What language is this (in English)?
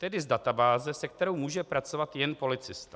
Czech